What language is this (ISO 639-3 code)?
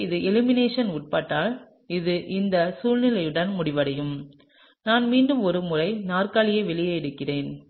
tam